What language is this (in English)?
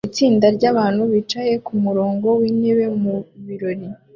Kinyarwanda